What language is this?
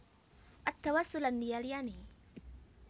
Javanese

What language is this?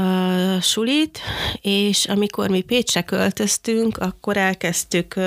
Hungarian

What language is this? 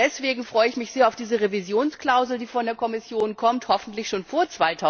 German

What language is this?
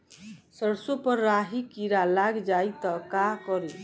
Bhojpuri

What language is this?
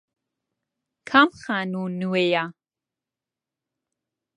Central Kurdish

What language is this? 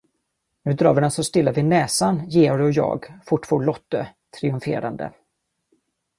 Swedish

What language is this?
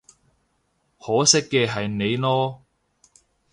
Cantonese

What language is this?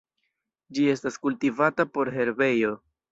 Esperanto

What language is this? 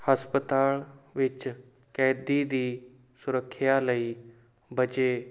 Punjabi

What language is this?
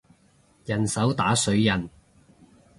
Cantonese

